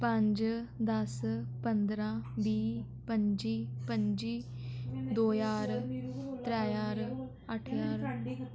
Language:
Dogri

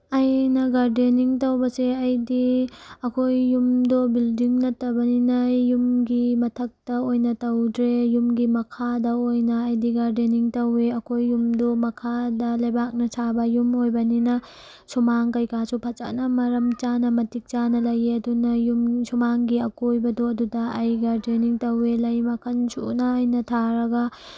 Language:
Manipuri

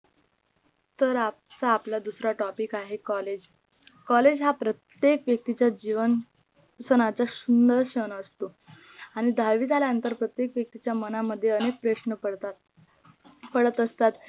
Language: Marathi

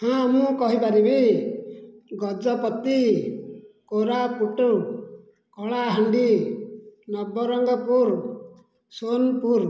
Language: Odia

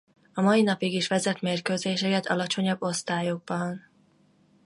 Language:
Hungarian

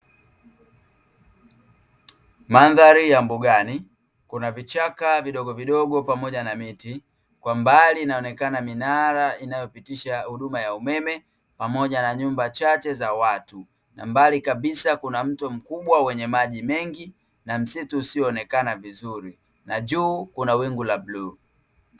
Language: Swahili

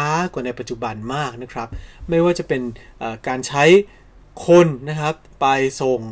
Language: Thai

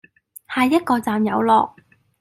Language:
Cantonese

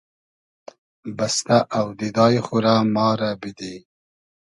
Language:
Hazaragi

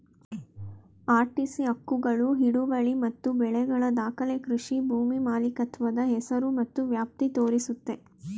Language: Kannada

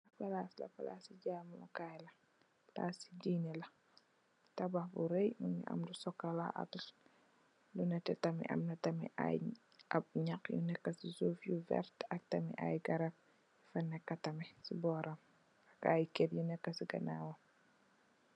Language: Wolof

